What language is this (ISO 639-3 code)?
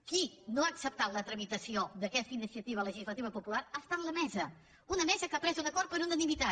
cat